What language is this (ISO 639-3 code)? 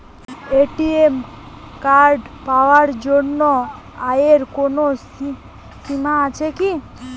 ben